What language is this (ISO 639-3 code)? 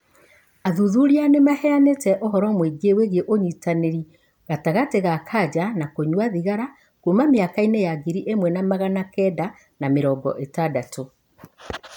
kik